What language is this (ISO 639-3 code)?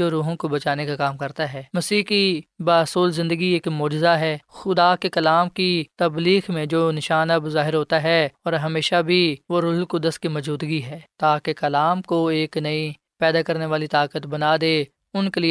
urd